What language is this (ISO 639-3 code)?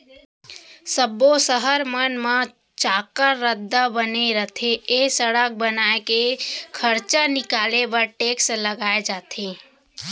hne